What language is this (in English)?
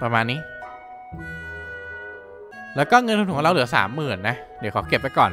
Thai